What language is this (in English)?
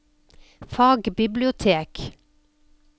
Norwegian